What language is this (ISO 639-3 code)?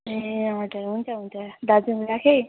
nep